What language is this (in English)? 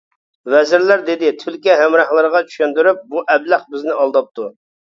Uyghur